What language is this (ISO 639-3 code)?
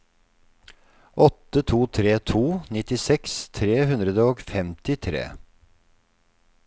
nor